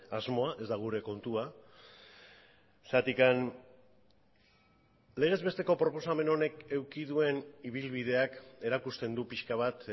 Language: Basque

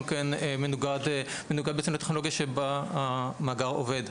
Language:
Hebrew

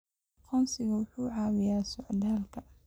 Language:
Somali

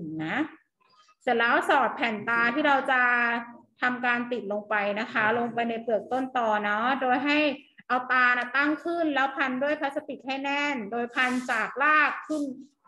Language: Thai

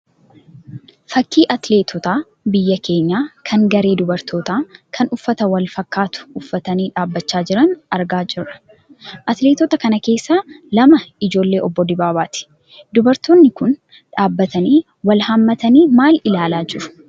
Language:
Oromo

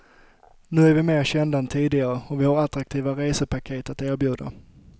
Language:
Swedish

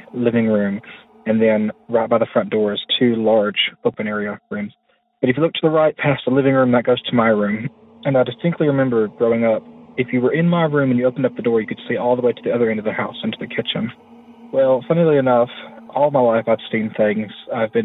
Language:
English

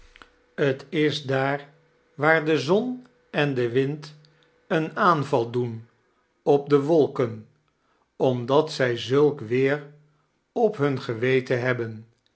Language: Dutch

